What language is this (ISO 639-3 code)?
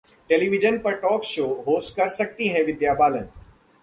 hin